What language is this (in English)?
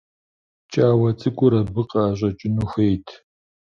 Kabardian